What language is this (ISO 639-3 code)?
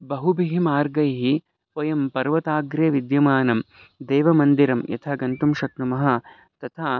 san